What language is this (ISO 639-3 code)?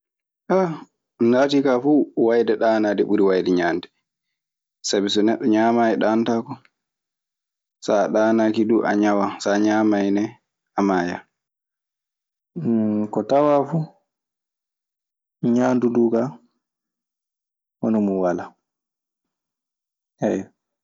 ffm